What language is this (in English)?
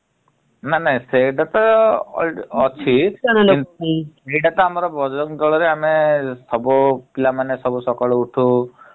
Odia